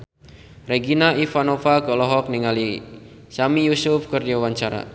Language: Sundanese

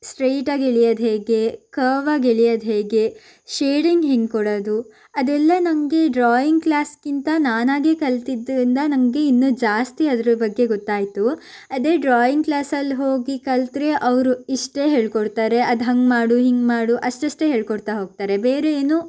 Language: Kannada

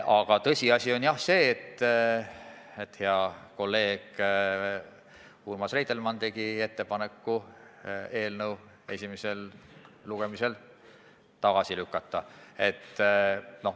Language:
Estonian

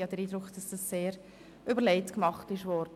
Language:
Swiss German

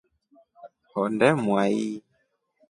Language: Rombo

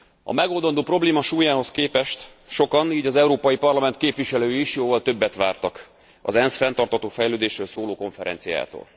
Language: Hungarian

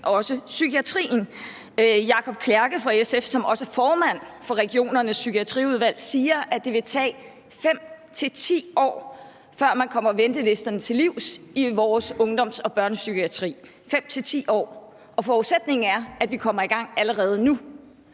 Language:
Danish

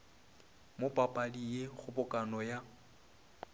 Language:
Northern Sotho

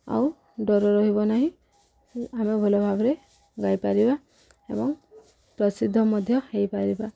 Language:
Odia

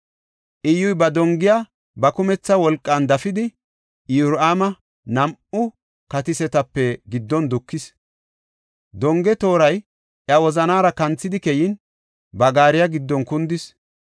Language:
Gofa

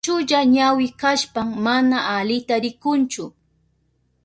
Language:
Southern Pastaza Quechua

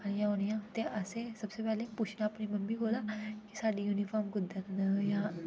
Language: Dogri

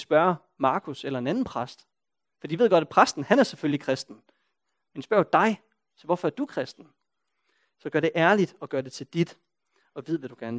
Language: Danish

